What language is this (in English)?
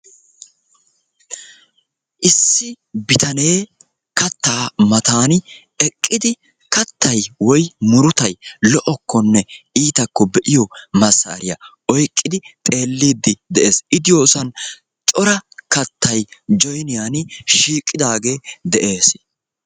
Wolaytta